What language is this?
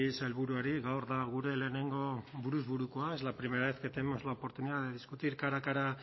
Spanish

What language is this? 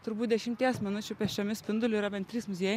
Lithuanian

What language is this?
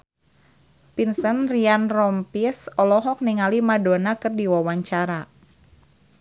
Sundanese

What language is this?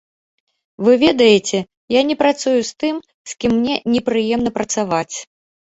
Belarusian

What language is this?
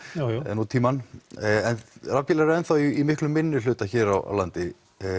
Icelandic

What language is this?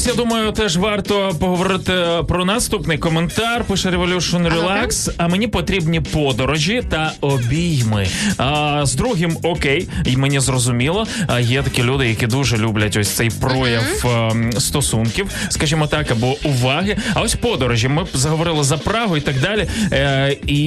Ukrainian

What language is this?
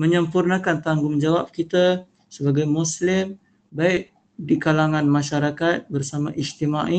Malay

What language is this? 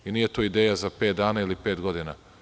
Serbian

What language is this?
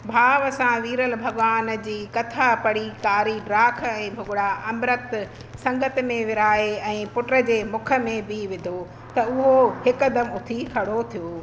Sindhi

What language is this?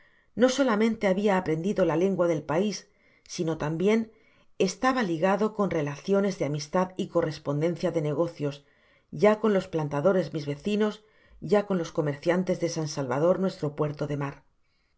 Spanish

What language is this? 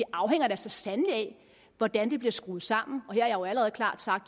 Danish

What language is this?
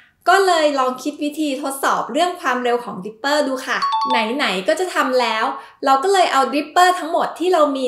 Thai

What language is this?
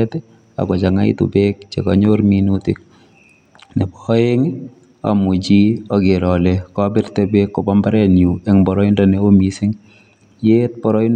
Kalenjin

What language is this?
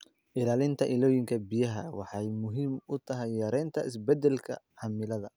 Somali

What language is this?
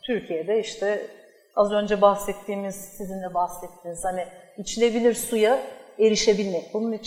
Turkish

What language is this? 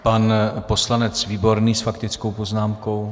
Czech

